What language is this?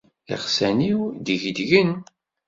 Kabyle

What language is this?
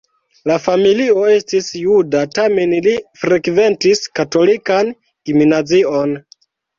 Esperanto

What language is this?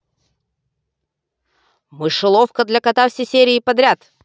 Russian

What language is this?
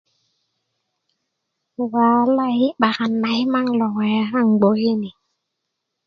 Kuku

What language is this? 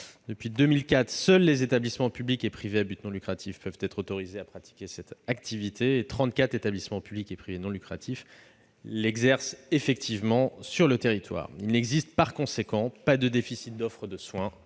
French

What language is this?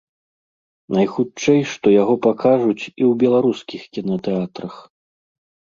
Belarusian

